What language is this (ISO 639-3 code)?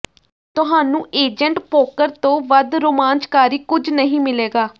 pan